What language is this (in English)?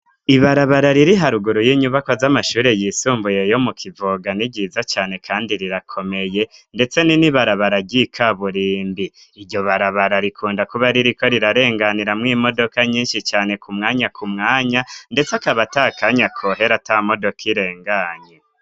Rundi